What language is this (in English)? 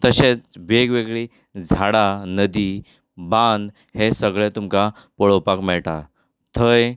Konkani